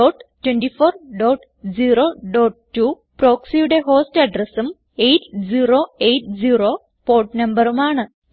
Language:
Malayalam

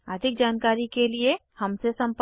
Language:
Hindi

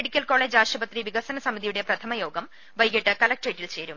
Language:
Malayalam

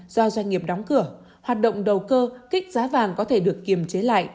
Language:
Vietnamese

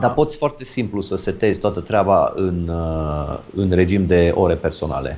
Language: Romanian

